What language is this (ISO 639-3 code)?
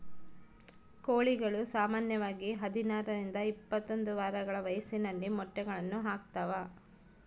kan